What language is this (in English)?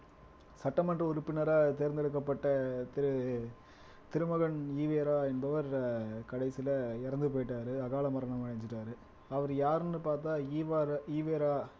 Tamil